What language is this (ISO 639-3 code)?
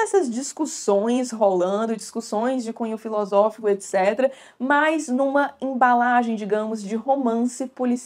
por